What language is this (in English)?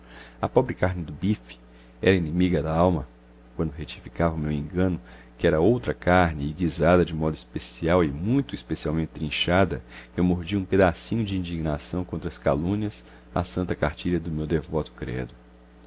Portuguese